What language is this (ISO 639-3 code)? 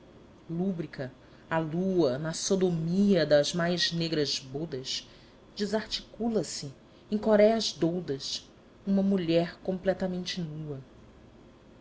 por